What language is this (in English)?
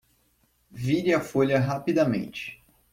Portuguese